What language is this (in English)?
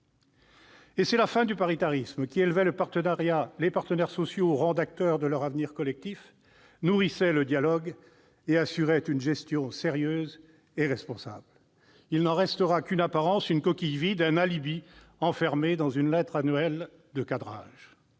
French